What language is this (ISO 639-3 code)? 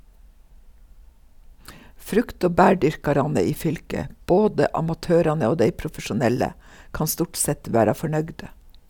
nor